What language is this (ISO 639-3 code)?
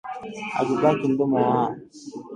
swa